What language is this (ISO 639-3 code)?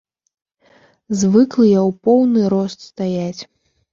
bel